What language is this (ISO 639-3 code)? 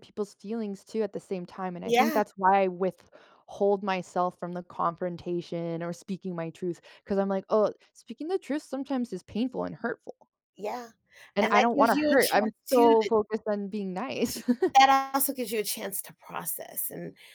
eng